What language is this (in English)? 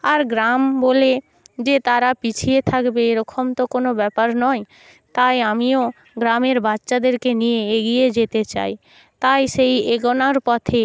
Bangla